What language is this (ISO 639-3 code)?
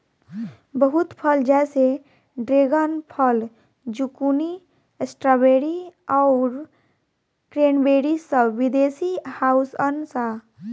bho